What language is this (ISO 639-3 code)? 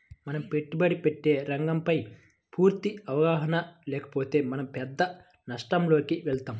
tel